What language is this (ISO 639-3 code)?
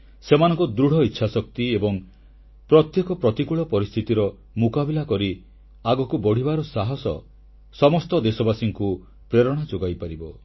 ori